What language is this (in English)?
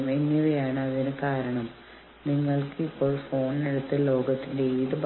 Malayalam